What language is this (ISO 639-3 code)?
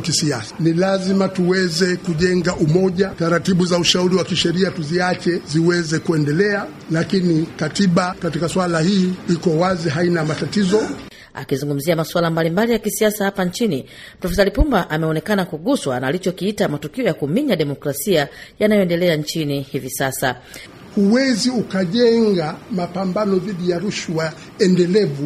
swa